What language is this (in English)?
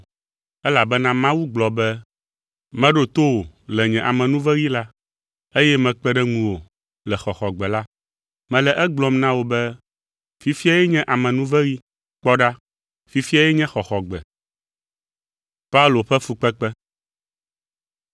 Ewe